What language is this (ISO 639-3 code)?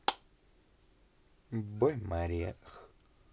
rus